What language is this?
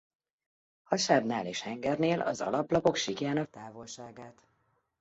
Hungarian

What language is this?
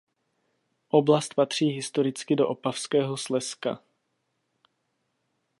Czech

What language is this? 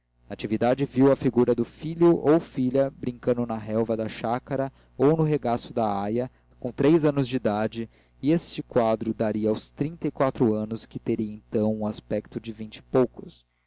Portuguese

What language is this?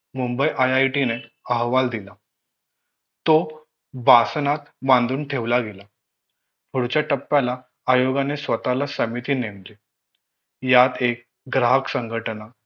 Marathi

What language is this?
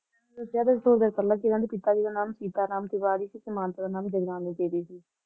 Punjabi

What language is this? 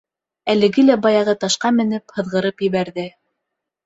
Bashkir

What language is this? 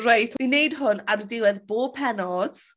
Welsh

